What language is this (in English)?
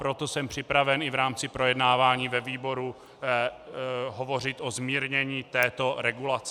Czech